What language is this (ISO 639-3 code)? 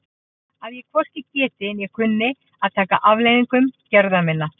isl